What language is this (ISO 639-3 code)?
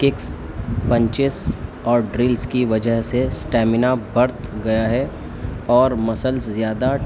urd